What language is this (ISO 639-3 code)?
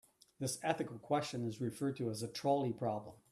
eng